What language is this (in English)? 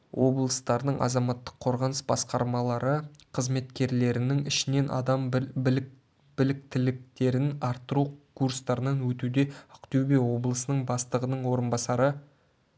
Kazakh